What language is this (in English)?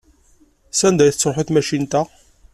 Kabyle